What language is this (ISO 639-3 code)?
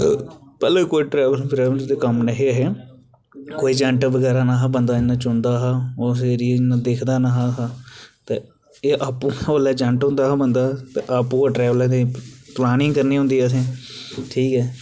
doi